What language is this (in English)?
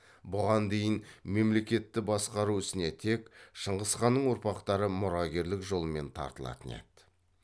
Kazakh